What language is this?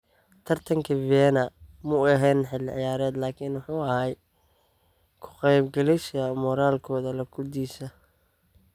Somali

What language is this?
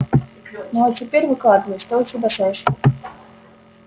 Russian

